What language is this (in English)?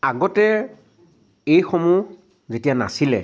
Assamese